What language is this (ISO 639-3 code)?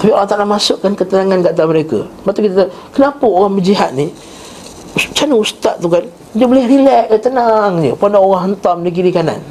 msa